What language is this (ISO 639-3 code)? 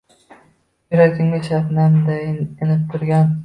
uzb